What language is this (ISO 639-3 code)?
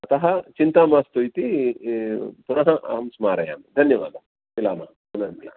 san